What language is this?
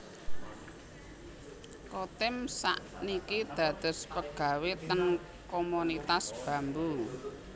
Javanese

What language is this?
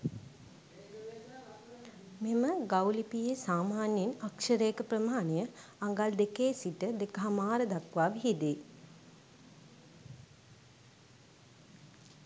Sinhala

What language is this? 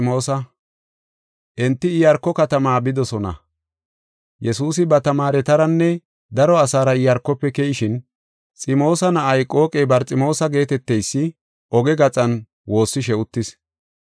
Gofa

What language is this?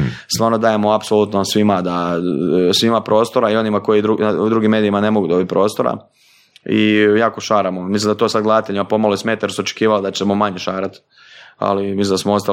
Croatian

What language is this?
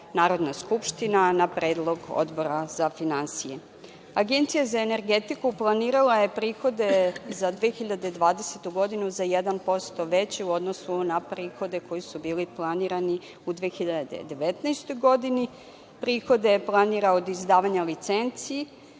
Serbian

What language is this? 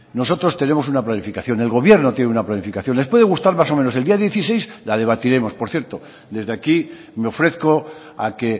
Spanish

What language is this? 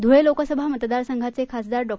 Marathi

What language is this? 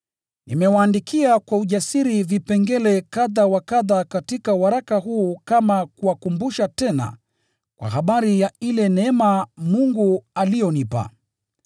Swahili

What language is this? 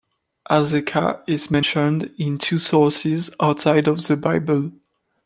English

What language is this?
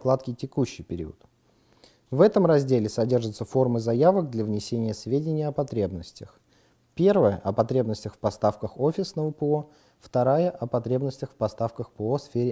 Russian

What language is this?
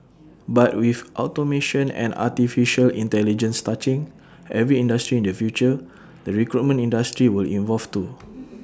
English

